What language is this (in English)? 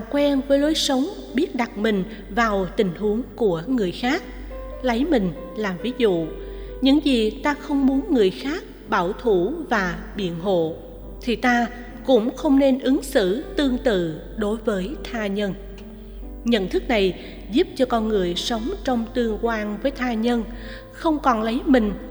Vietnamese